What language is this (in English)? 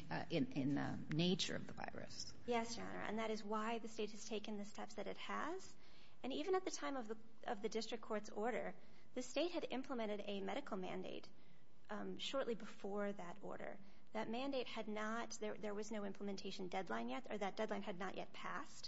English